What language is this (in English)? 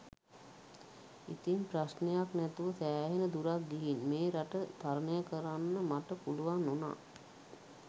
Sinhala